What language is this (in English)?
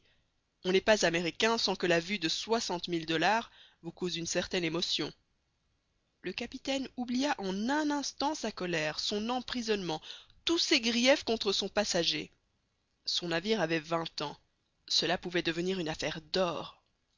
French